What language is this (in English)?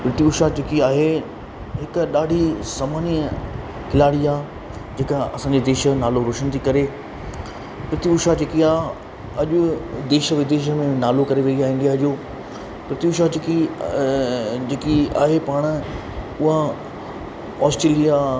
Sindhi